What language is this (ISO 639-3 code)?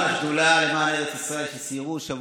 heb